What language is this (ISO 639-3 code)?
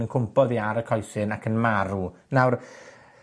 cym